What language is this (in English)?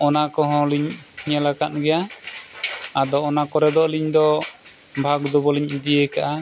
Santali